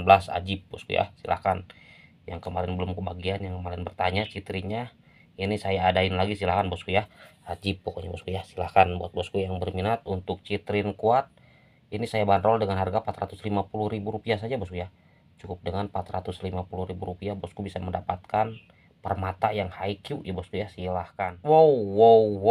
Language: Indonesian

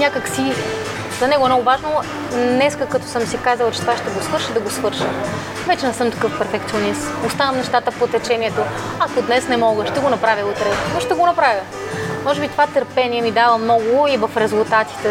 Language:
Bulgarian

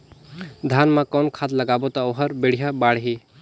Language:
Chhattisgarhi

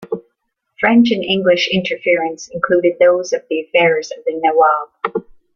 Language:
English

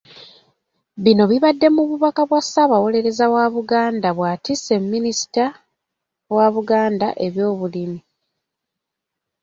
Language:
Ganda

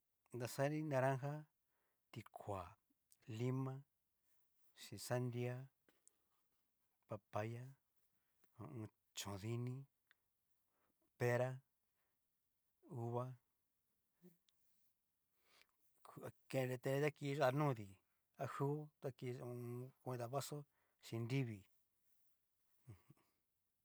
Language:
Cacaloxtepec Mixtec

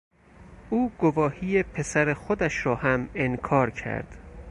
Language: Persian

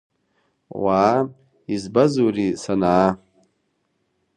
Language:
Abkhazian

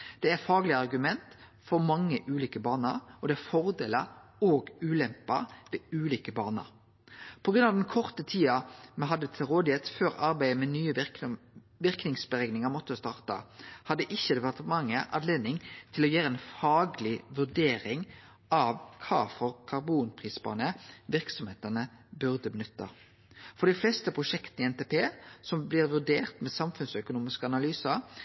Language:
Norwegian Nynorsk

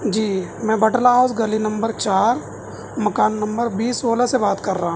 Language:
Urdu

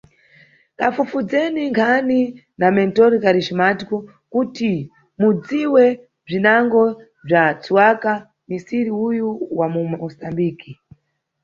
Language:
Nyungwe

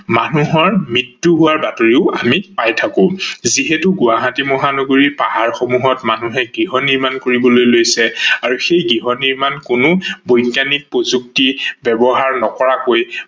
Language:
Assamese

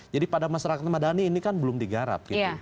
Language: Indonesian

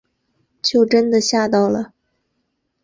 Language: Chinese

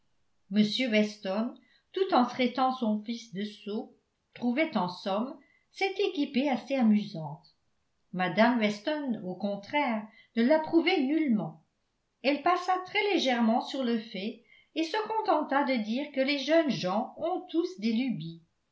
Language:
French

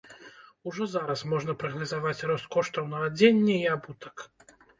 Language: Belarusian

